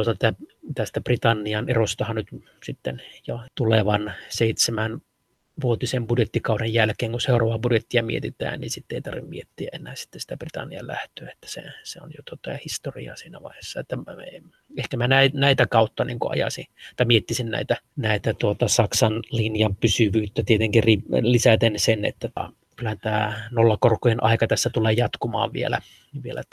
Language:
Finnish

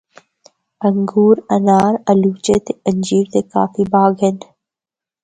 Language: Northern Hindko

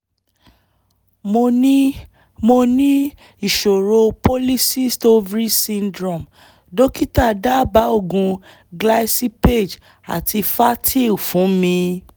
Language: Yoruba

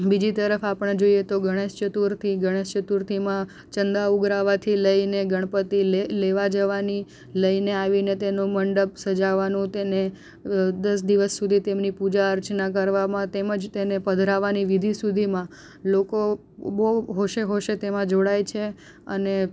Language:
Gujarati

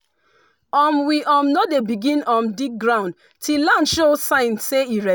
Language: Nigerian Pidgin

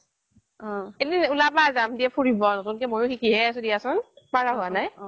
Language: Assamese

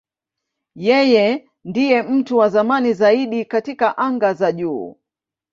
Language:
Swahili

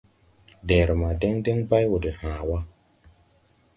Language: Tupuri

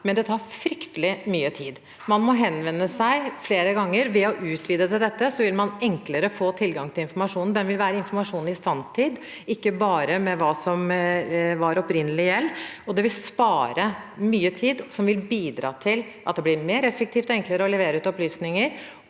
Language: Norwegian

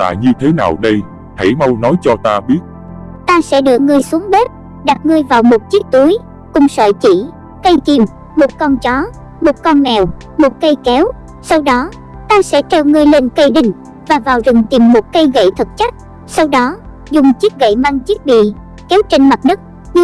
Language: Vietnamese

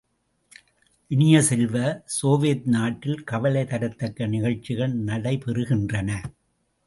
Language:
Tamil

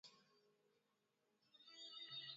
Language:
Swahili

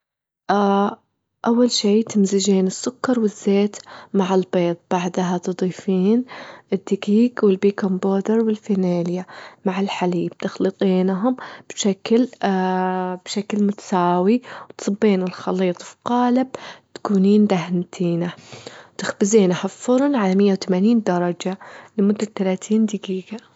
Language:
Gulf Arabic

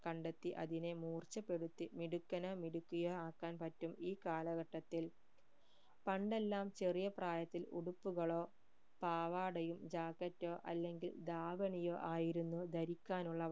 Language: Malayalam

